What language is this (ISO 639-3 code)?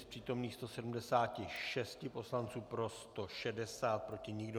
ces